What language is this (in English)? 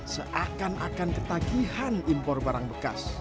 Indonesian